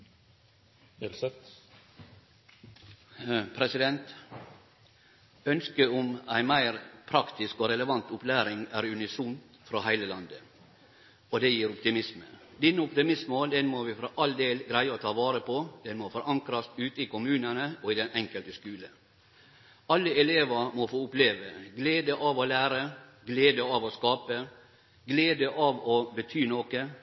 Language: Norwegian Nynorsk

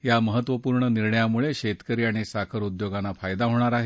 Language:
Marathi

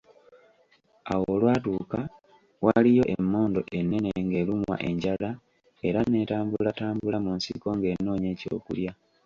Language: Ganda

